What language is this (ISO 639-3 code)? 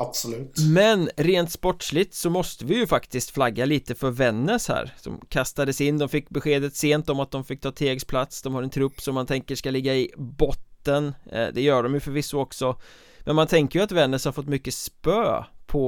swe